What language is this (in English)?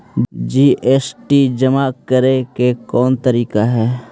Magahi